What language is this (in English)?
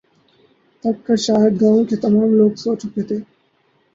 Urdu